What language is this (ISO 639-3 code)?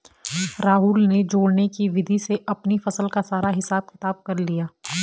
hin